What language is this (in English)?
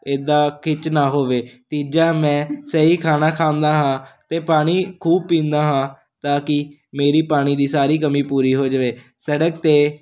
Punjabi